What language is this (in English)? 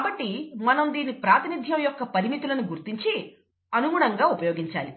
Telugu